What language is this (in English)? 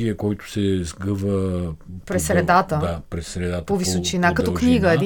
Bulgarian